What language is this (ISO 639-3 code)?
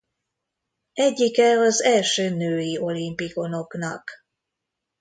hun